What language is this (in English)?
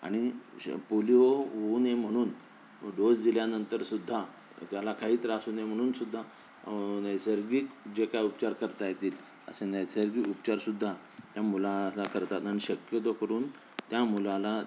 Marathi